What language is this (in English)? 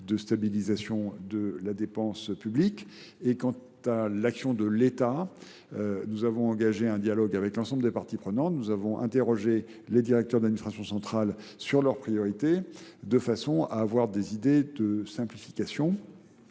French